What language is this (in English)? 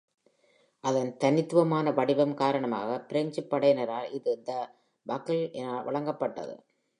Tamil